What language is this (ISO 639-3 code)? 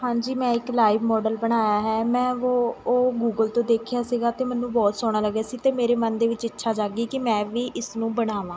pan